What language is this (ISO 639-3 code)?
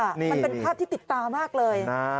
tha